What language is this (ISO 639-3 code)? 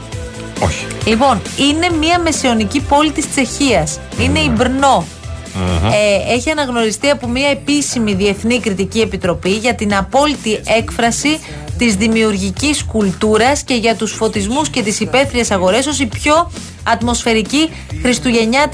ell